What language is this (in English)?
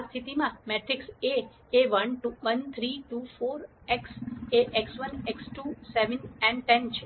Gujarati